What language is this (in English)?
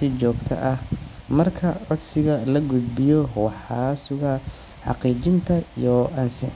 Somali